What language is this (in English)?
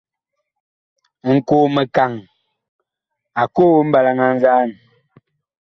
Bakoko